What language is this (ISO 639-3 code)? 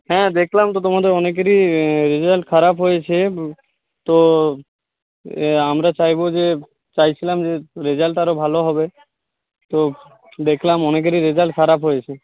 ben